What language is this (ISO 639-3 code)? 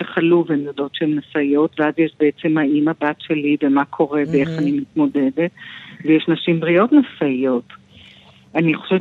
heb